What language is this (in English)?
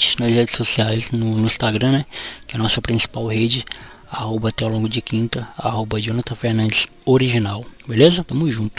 Portuguese